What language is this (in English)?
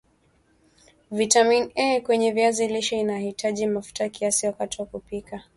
Swahili